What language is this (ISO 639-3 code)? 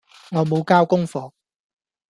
yue